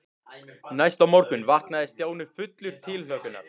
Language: Icelandic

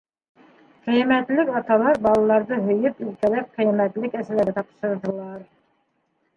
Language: Bashkir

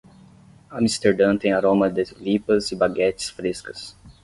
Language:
Portuguese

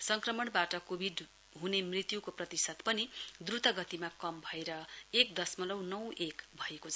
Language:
Nepali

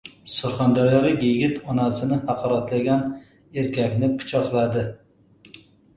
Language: Uzbek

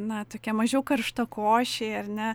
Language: Lithuanian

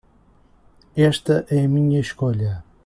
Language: Portuguese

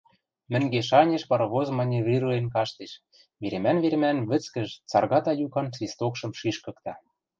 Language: Western Mari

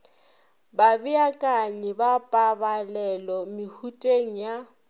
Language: Northern Sotho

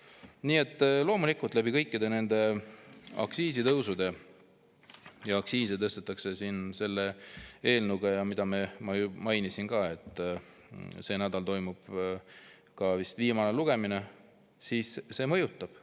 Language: Estonian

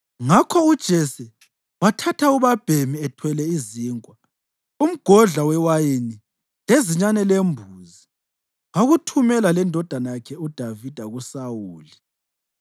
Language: North Ndebele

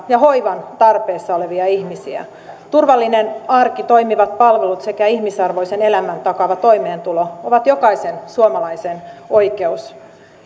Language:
Finnish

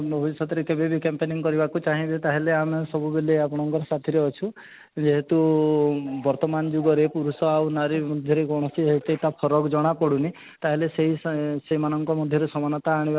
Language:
Odia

